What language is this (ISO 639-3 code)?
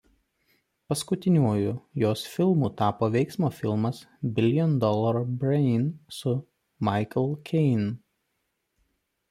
lit